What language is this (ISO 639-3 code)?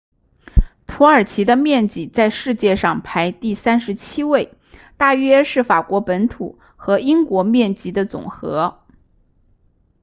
zho